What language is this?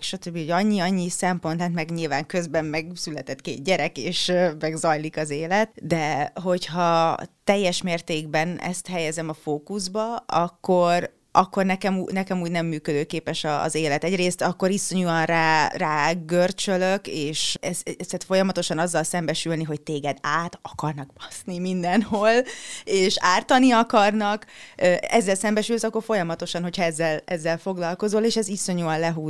Hungarian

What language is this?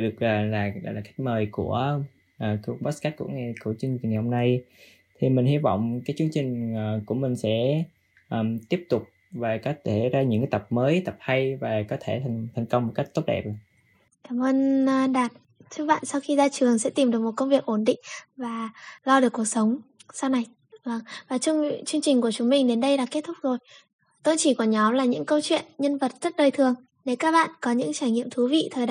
Vietnamese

